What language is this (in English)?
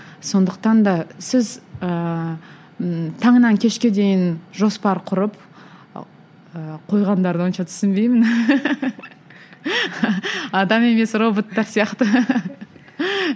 Kazakh